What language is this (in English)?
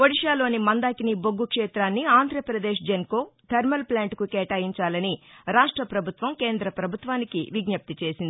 Telugu